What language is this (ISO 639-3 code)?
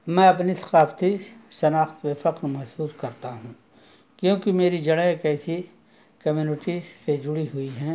urd